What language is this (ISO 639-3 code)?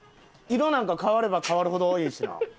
jpn